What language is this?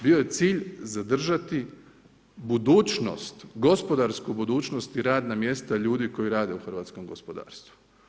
Croatian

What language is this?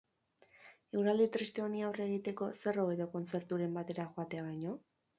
Basque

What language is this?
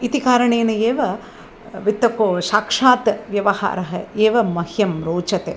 Sanskrit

